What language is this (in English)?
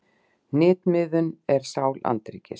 Icelandic